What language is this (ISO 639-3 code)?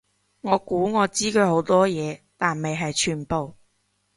yue